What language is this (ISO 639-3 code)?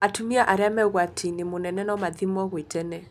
kik